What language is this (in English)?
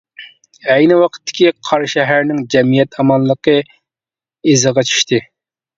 Uyghur